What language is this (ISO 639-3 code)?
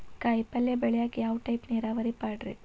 kan